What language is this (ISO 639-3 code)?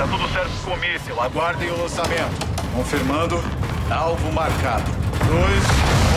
por